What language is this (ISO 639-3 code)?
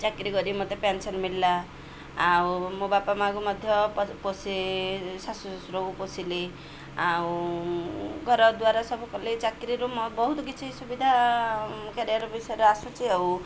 ori